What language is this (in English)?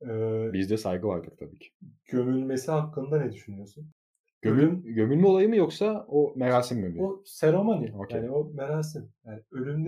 Turkish